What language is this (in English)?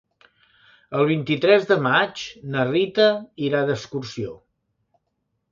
Catalan